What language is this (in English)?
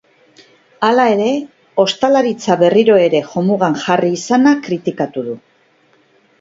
Basque